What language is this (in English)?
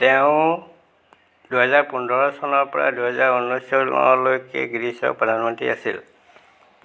Assamese